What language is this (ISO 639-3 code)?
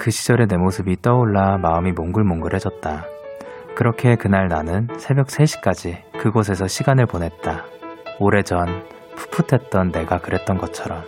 kor